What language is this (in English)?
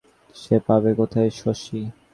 Bangla